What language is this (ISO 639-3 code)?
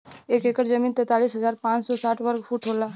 bho